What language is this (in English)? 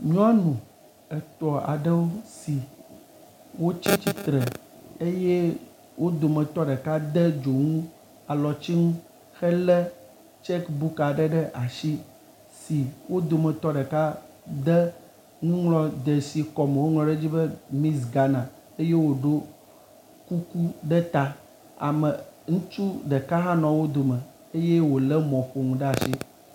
Ewe